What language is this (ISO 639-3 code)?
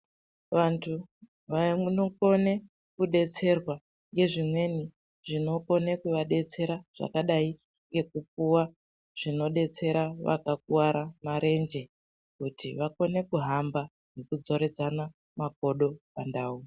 ndc